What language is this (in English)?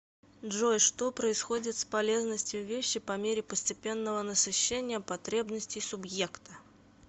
Russian